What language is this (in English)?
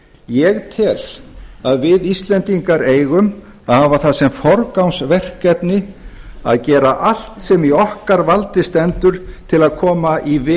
Icelandic